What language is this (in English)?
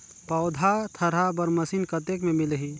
Chhattisgarhi